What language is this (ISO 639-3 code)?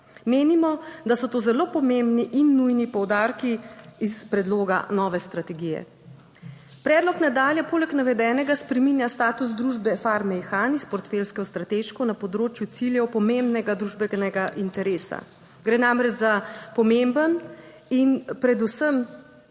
slv